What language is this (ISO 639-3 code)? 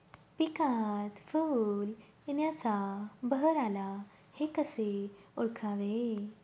mar